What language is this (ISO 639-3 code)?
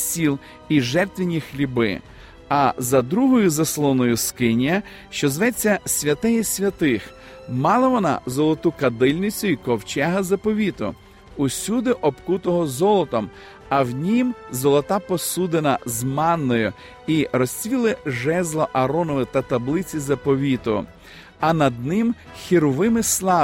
ukr